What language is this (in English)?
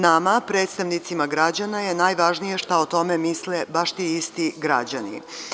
Serbian